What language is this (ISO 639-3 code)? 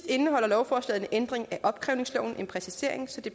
dan